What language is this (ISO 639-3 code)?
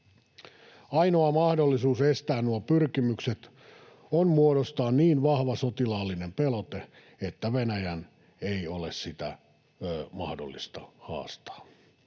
fin